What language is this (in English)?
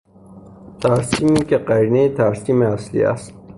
Persian